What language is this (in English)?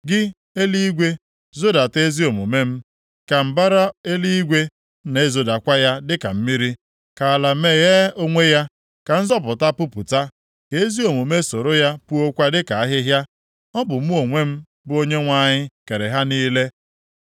Igbo